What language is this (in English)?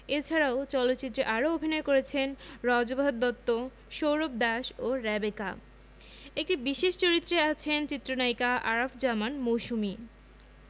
Bangla